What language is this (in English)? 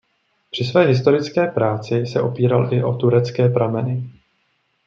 Czech